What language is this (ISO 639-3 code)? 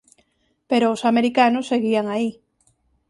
glg